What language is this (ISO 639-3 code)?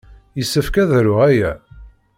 kab